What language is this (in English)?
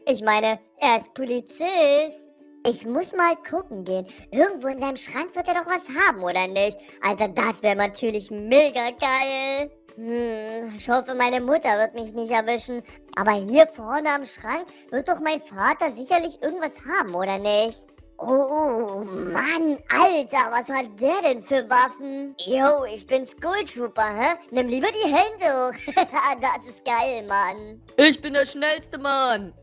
German